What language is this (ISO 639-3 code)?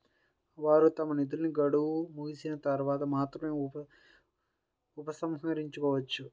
tel